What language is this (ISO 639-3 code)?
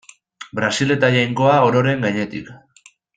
eus